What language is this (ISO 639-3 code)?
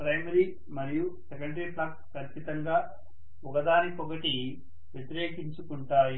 tel